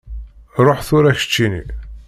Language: Kabyle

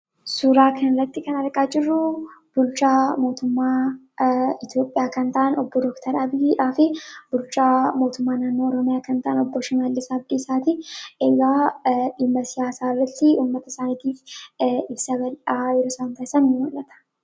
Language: Oromo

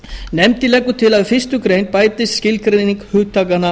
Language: Icelandic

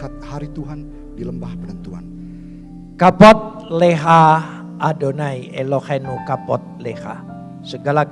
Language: Indonesian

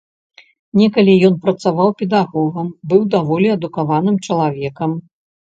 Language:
Belarusian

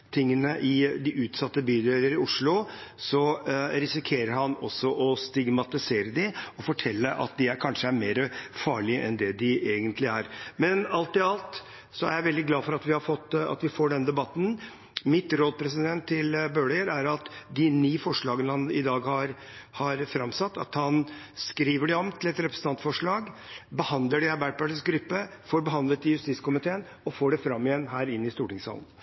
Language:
Norwegian Bokmål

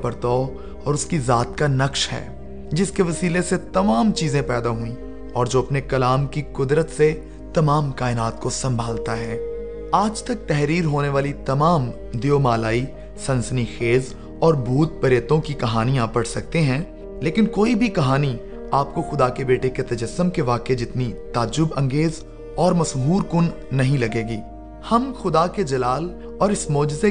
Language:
Urdu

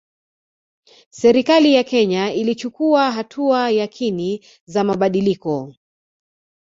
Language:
Swahili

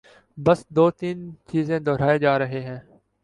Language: Urdu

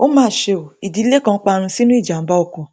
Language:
Yoruba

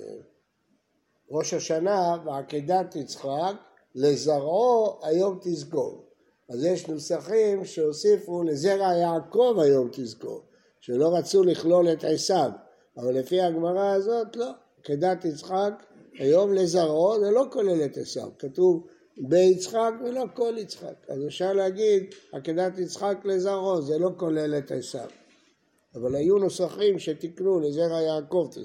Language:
Hebrew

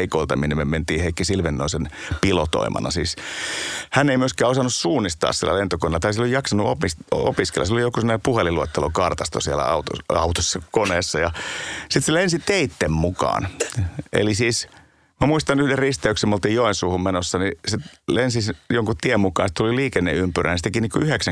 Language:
Finnish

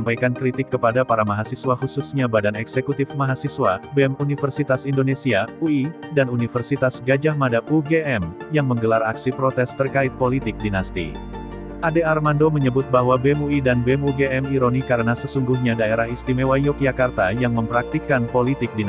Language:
Indonesian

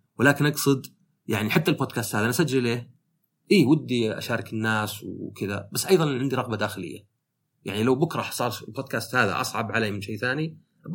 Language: Arabic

